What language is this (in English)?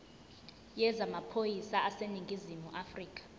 Zulu